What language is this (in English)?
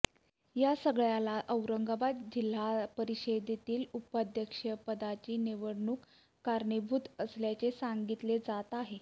Marathi